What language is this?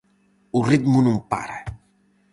Galician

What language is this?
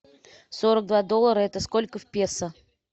Russian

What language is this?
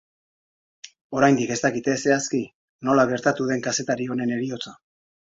Basque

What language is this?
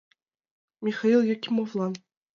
Mari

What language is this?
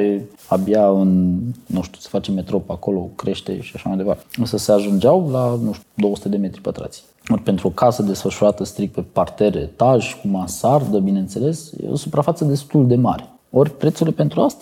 Romanian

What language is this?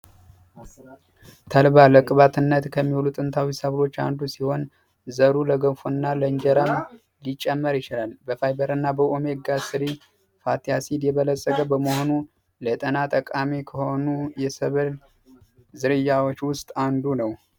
Amharic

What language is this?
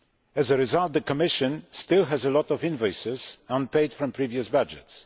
English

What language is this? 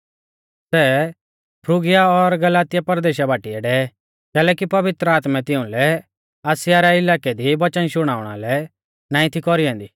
Mahasu Pahari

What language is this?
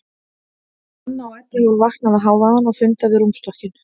Icelandic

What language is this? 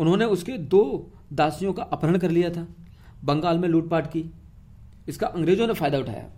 Hindi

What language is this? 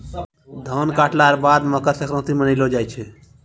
Maithili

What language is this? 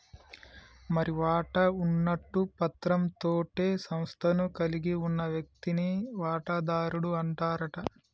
Telugu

